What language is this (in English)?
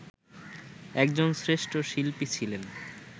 Bangla